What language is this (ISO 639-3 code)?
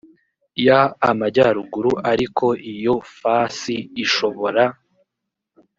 kin